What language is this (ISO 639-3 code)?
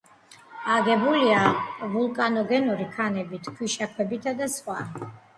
kat